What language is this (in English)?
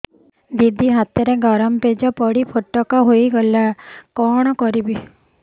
Odia